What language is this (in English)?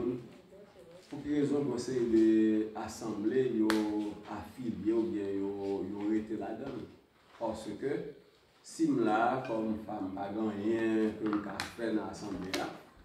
French